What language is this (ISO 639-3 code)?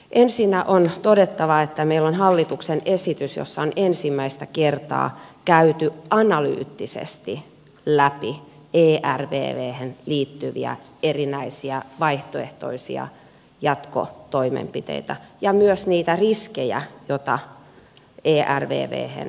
fin